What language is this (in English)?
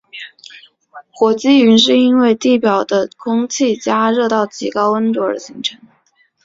Chinese